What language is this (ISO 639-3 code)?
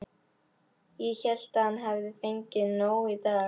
isl